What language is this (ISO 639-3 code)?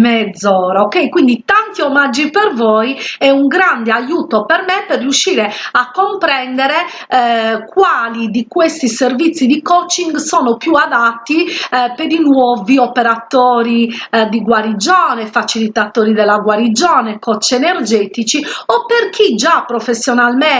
ita